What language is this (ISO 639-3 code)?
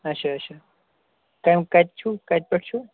kas